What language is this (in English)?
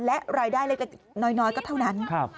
Thai